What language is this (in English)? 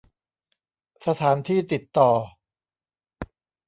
Thai